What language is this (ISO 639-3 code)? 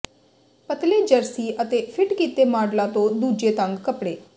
pan